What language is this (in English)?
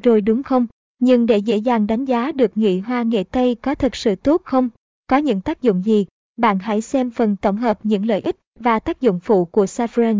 Vietnamese